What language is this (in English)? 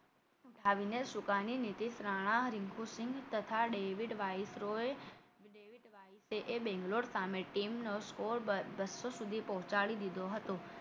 Gujarati